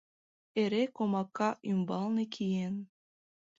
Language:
Mari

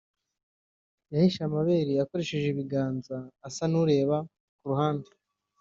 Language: Kinyarwanda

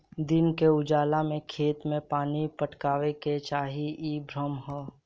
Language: Bhojpuri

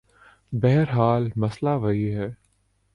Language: Urdu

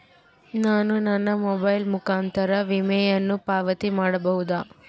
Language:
Kannada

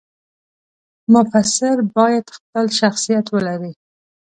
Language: Pashto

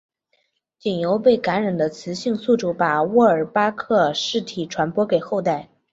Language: Chinese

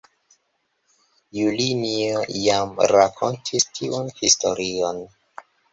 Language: Esperanto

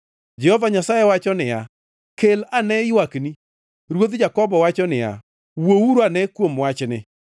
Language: Luo (Kenya and Tanzania)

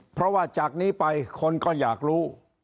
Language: Thai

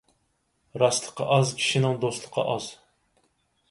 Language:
Uyghur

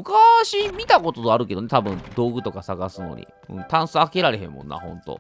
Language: Japanese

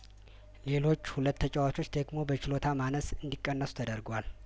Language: Amharic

